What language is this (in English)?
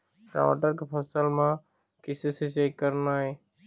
Chhattisgarhi